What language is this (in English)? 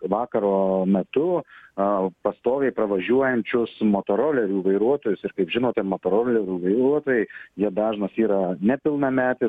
Lithuanian